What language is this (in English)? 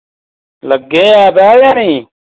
Dogri